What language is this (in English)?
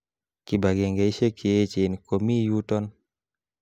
Kalenjin